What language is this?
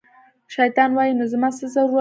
Pashto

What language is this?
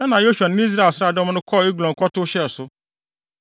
Akan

